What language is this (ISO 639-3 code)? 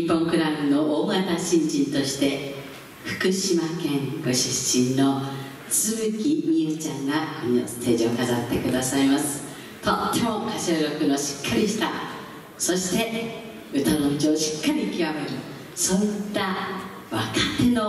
jpn